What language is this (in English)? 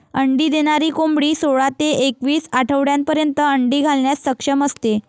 Marathi